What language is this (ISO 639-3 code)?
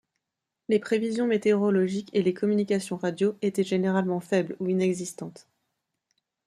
fra